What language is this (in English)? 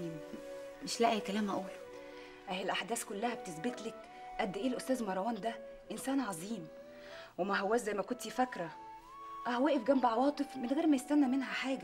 Arabic